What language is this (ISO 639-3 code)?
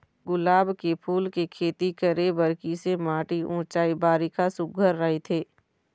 hne